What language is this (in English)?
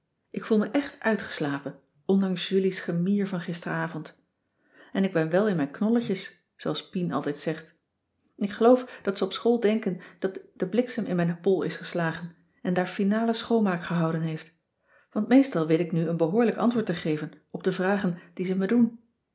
Dutch